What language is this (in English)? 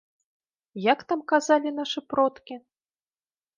Belarusian